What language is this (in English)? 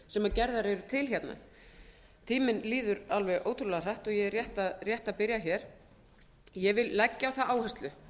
Icelandic